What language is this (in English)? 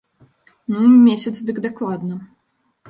Belarusian